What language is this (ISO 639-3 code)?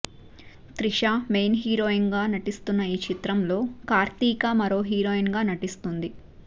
tel